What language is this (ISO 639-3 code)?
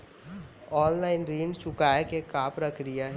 hne